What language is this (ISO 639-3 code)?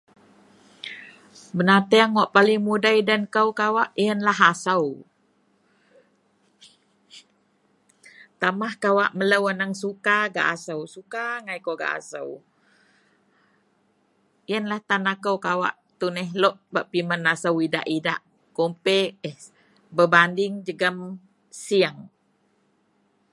mel